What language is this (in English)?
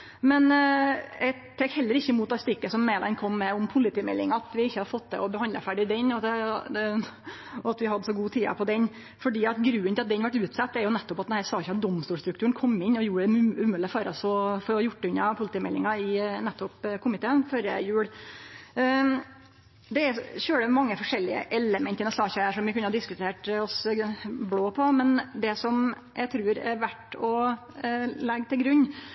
Norwegian Nynorsk